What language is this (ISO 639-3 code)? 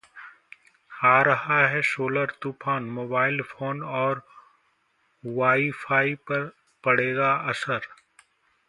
hin